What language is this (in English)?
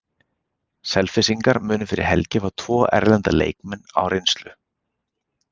Icelandic